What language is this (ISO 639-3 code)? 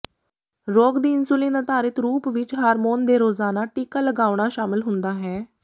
pan